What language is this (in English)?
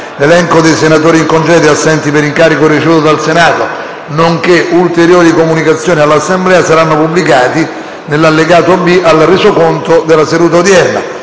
Italian